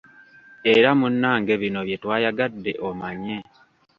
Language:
Ganda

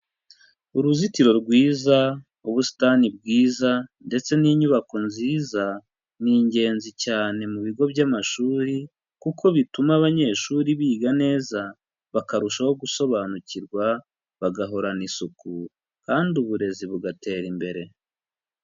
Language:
Kinyarwanda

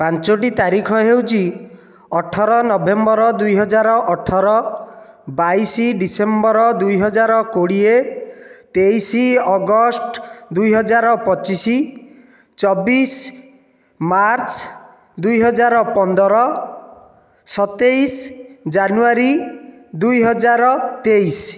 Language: Odia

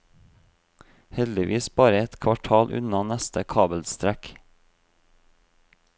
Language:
Norwegian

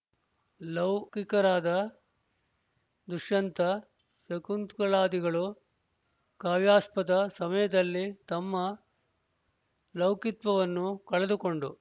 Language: Kannada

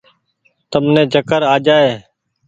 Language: Goaria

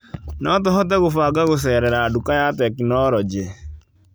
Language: Kikuyu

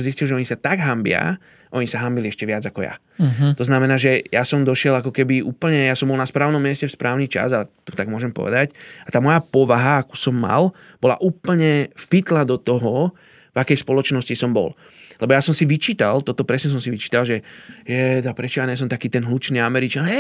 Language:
Slovak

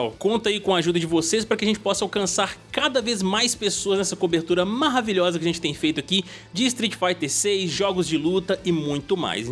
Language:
Portuguese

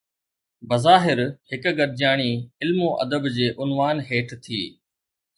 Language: Sindhi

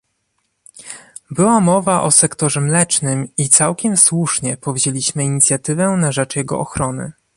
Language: Polish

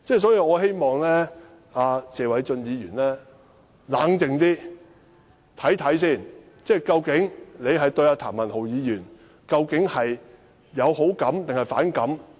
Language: Cantonese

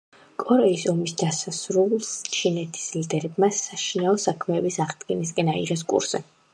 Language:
Georgian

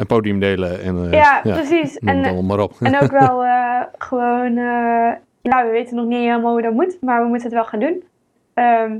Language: Dutch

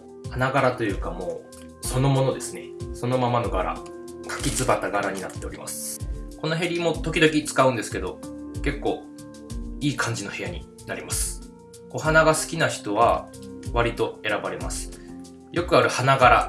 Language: Japanese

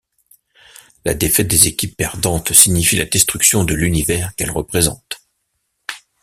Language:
French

